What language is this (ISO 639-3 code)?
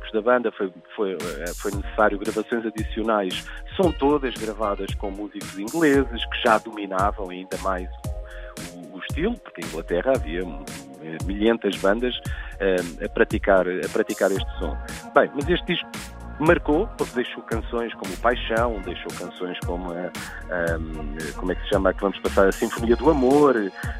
por